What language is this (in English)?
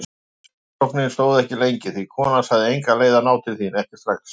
Icelandic